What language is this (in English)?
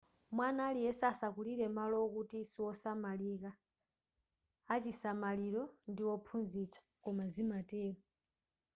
Nyanja